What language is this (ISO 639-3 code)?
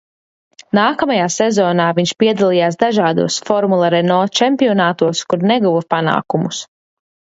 lav